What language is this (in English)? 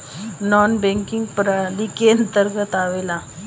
Bhojpuri